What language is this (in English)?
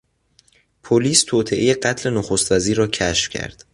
Persian